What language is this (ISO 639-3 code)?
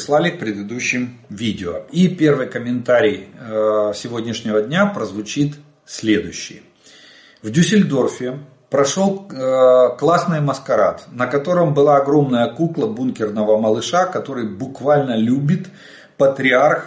rus